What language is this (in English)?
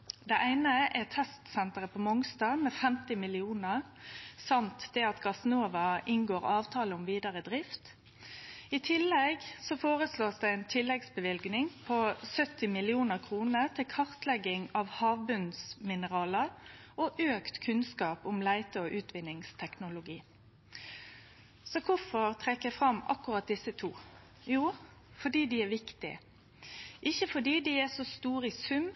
Norwegian Nynorsk